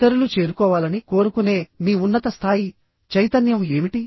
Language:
Telugu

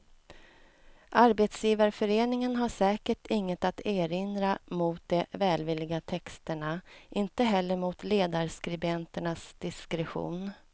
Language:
Swedish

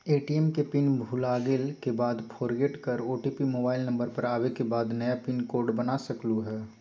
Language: Magahi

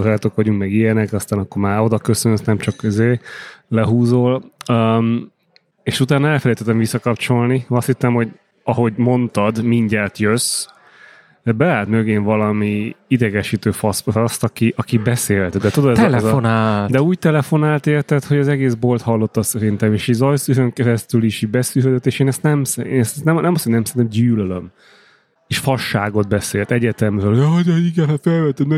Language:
Hungarian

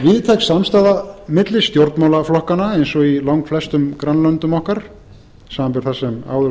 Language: Icelandic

